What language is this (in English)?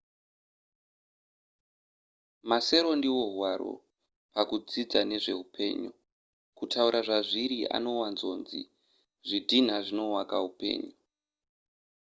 Shona